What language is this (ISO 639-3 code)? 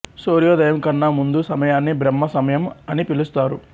tel